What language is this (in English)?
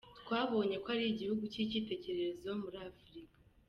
Kinyarwanda